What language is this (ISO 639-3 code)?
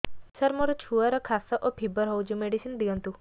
ori